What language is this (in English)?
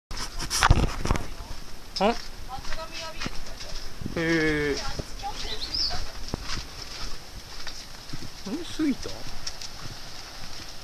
Japanese